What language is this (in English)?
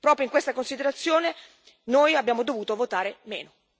Italian